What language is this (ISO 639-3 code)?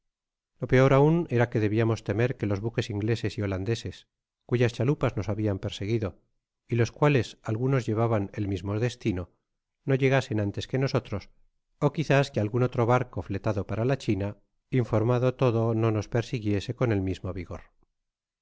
spa